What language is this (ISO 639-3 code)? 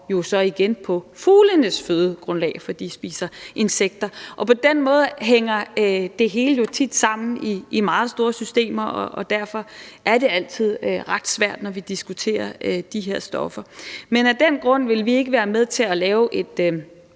dan